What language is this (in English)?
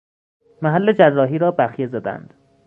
Persian